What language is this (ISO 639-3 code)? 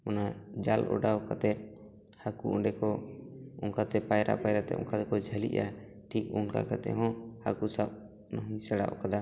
sat